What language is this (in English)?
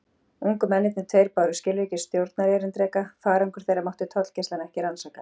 Icelandic